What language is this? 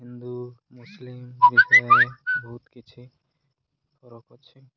Odia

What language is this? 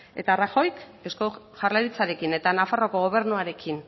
Basque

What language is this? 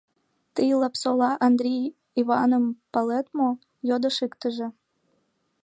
Mari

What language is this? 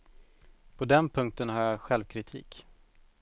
Swedish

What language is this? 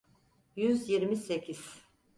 Turkish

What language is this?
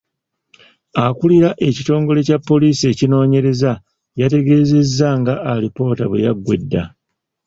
Ganda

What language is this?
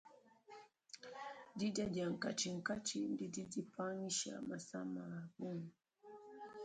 Luba-Lulua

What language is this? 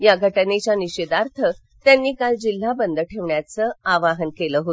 Marathi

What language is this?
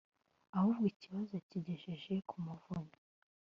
Kinyarwanda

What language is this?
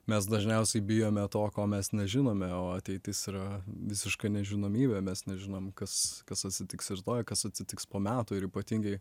Lithuanian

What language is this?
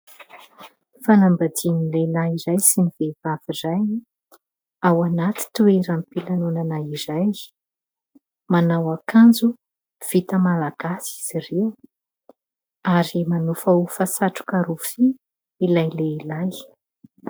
Malagasy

